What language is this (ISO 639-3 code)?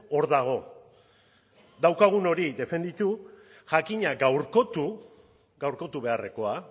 eus